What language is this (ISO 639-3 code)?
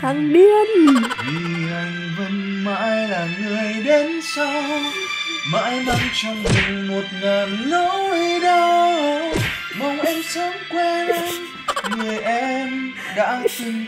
vie